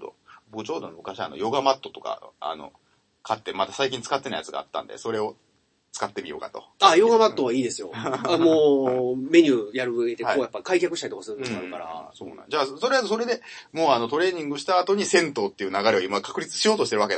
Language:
Japanese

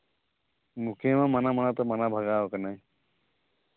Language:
Santali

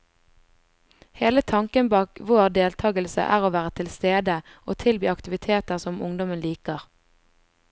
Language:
Norwegian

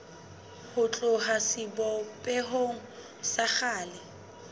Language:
Southern Sotho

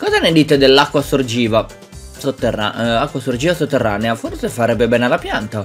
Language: Italian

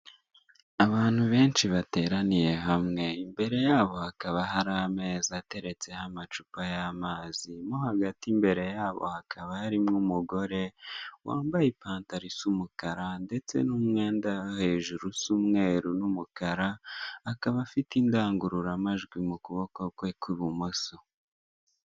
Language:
Kinyarwanda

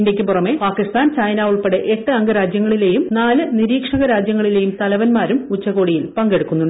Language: Malayalam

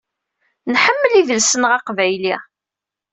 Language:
Kabyle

